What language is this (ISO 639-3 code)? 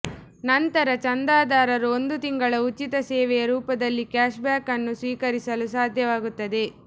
kan